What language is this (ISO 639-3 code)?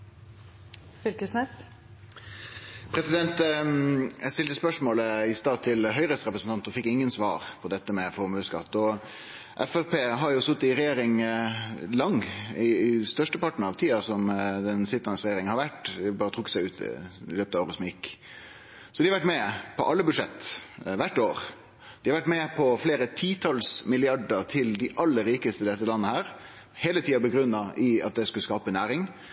nno